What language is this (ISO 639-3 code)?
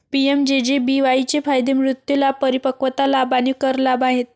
mar